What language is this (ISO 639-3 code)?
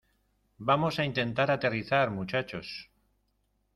spa